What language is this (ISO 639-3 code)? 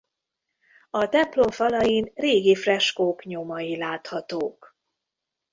hun